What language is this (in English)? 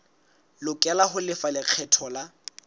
Southern Sotho